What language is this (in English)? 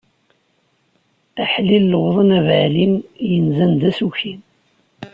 Kabyle